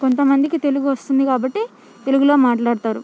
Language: Telugu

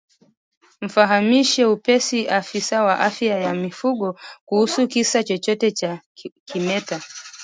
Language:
Swahili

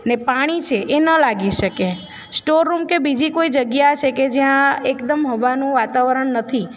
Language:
Gujarati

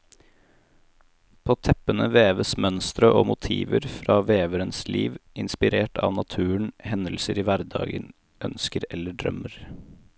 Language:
Norwegian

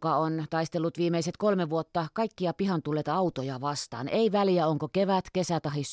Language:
Finnish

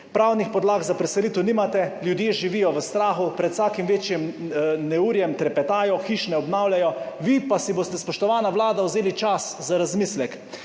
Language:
Slovenian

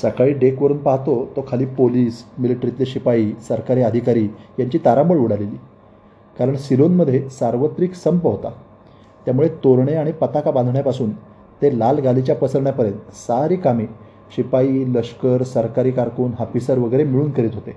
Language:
Marathi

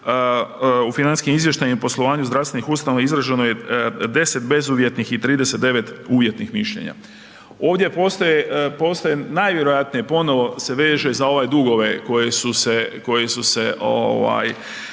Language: Croatian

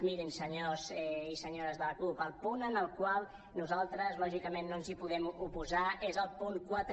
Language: Catalan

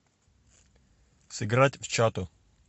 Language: Russian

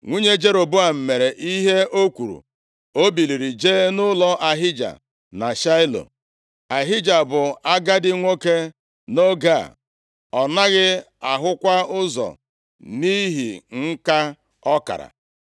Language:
Igbo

